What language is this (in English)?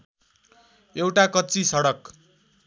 Nepali